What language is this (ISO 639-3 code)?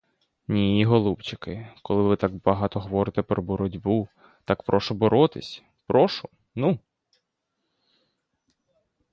ukr